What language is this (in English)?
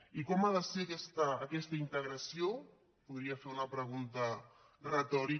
Catalan